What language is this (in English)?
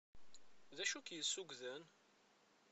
Kabyle